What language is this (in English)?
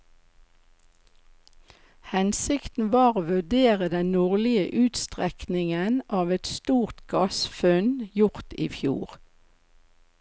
Norwegian